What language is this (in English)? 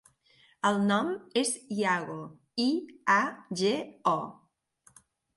Catalan